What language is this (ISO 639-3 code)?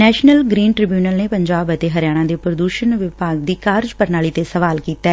pan